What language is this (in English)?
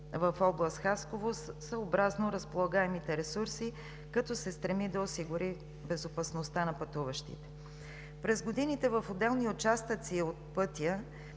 Bulgarian